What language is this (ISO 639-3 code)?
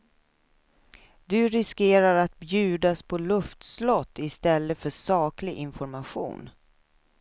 swe